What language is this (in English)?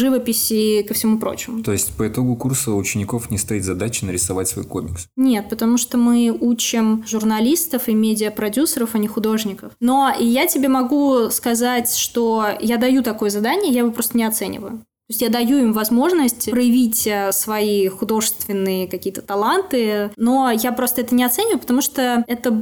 Russian